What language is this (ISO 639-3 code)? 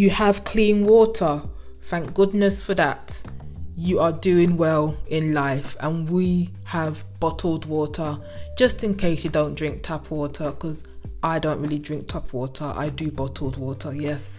eng